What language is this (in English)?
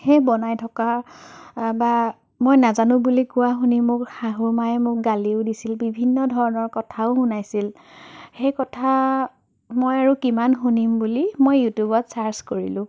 Assamese